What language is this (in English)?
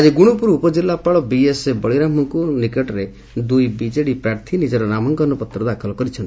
Odia